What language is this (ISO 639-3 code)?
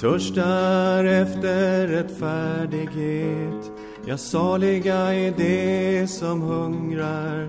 swe